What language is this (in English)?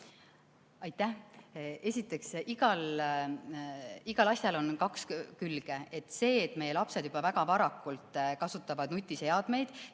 Estonian